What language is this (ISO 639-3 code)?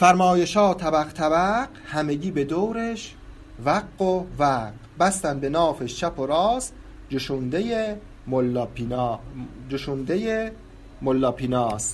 fas